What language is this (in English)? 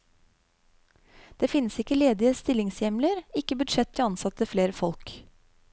Norwegian